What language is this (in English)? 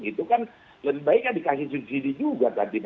Indonesian